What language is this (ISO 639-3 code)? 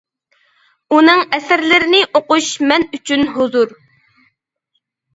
uig